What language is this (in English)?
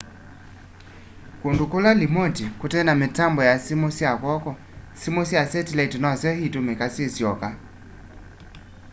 Kamba